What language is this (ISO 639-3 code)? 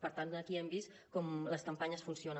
cat